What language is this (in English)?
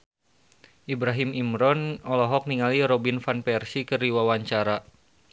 Sundanese